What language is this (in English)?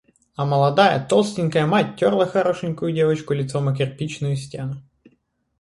Russian